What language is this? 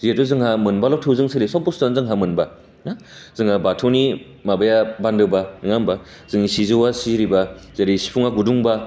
Bodo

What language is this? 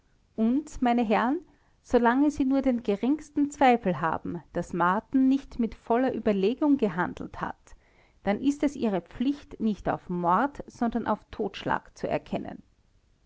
German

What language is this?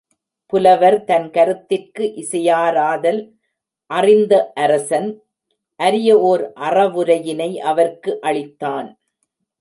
Tamil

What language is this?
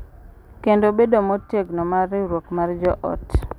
Luo (Kenya and Tanzania)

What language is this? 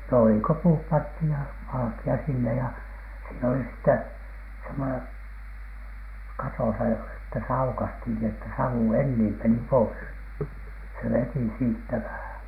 Finnish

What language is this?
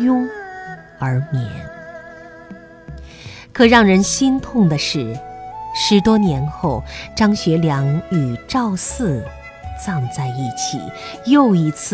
Chinese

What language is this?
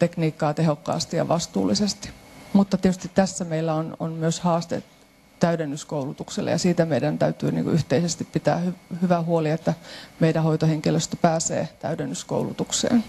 Finnish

